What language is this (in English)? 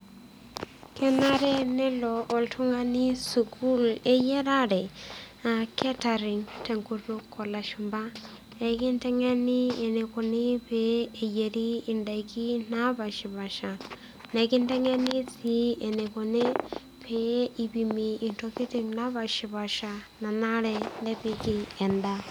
Masai